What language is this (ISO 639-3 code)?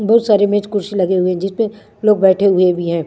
hin